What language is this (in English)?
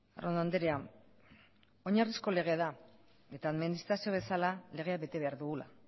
Basque